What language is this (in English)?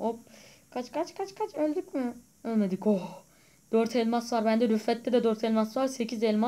Turkish